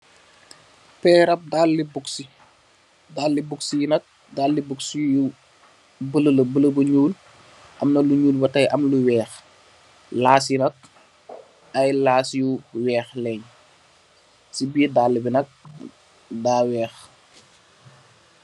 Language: Wolof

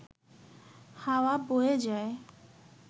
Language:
Bangla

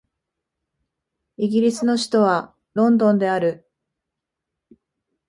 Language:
Japanese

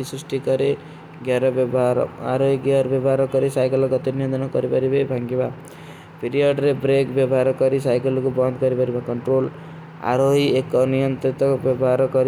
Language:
Kui (India)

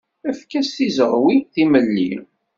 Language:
Kabyle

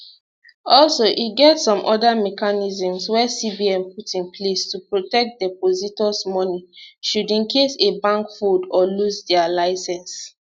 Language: Nigerian Pidgin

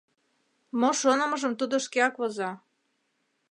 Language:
Mari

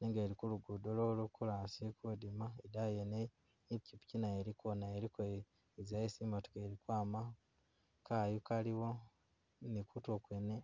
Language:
Masaaba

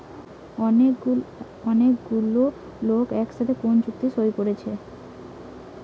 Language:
Bangla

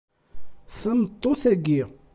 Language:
Kabyle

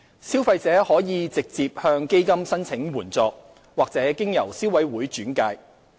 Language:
Cantonese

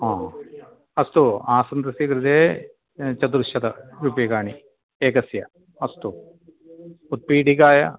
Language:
Sanskrit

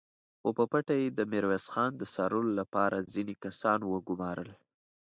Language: Pashto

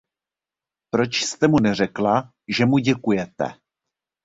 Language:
Czech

